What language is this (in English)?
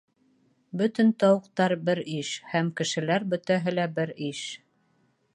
Bashkir